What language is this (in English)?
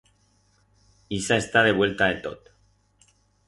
Aragonese